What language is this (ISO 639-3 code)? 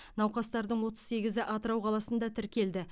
kaz